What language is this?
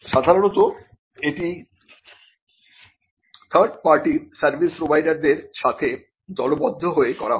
Bangla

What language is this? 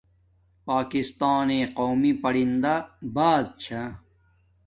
Domaaki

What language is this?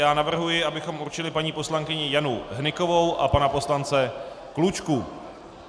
Czech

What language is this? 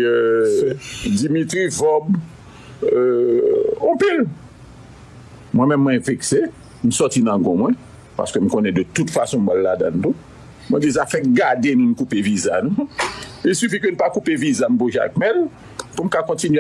French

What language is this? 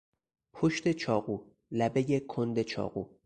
Persian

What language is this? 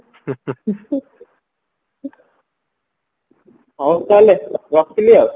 Odia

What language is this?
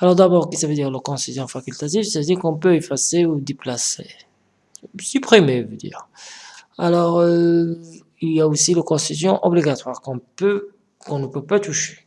French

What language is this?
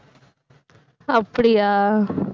Tamil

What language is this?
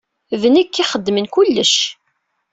Kabyle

